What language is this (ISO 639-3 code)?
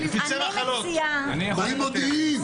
heb